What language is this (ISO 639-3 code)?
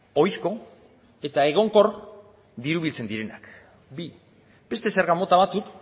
eus